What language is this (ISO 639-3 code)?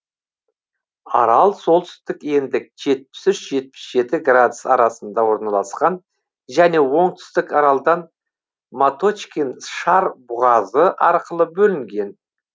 kaz